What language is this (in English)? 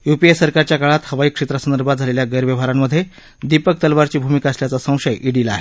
Marathi